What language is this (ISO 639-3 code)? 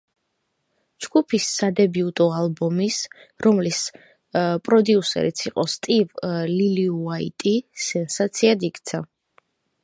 kat